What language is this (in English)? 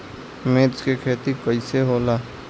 Bhojpuri